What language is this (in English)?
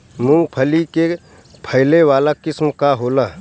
Bhojpuri